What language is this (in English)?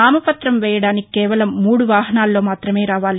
Telugu